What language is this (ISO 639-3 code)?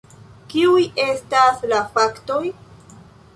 epo